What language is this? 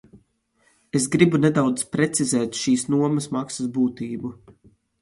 Latvian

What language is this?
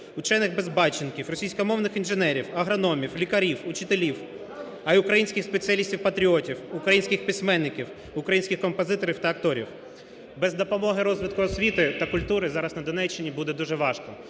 Ukrainian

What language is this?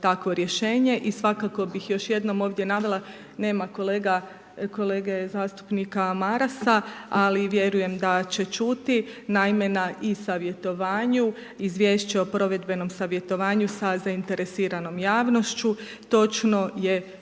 Croatian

